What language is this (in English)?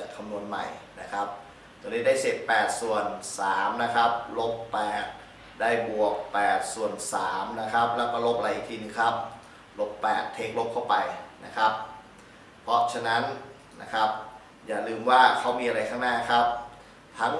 Thai